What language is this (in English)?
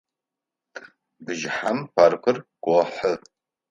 Adyghe